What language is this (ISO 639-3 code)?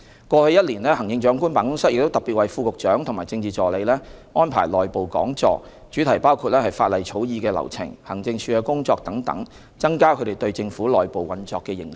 yue